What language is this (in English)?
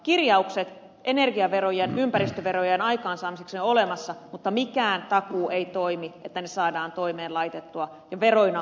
Finnish